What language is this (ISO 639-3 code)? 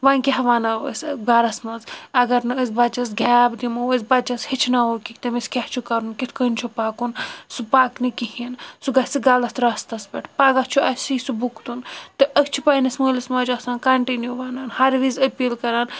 kas